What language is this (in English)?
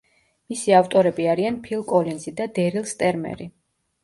Georgian